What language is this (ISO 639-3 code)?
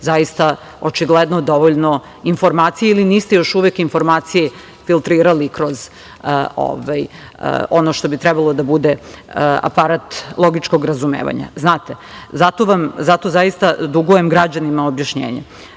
srp